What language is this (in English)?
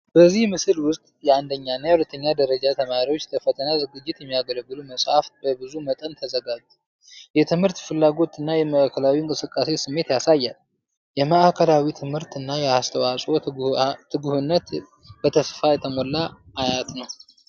Amharic